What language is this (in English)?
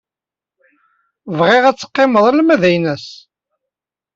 Kabyle